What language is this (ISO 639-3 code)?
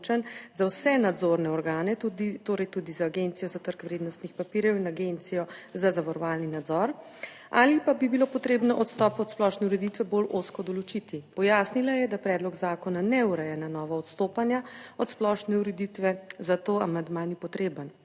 slv